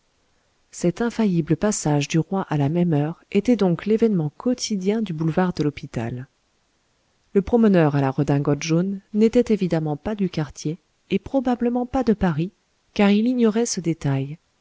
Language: French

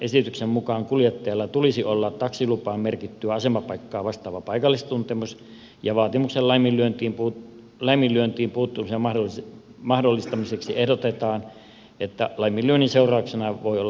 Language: Finnish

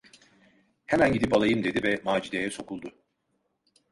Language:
Turkish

